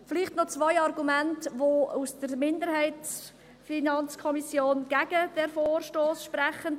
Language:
Swiss German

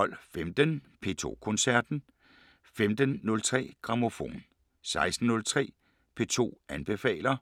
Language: Danish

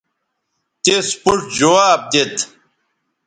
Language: Bateri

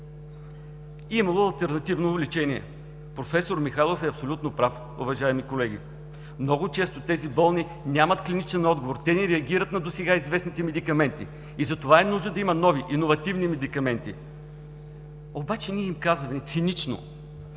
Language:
Bulgarian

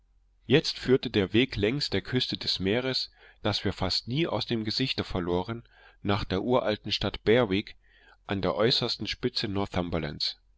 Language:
German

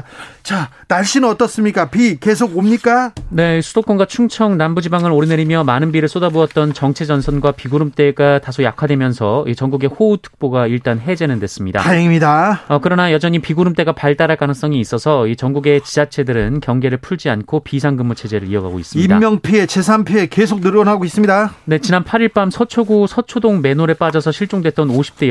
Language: Korean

